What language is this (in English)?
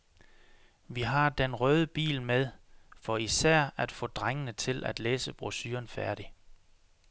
Danish